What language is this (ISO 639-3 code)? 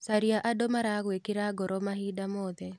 kik